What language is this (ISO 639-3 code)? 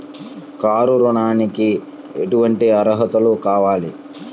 tel